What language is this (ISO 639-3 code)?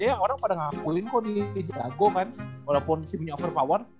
ind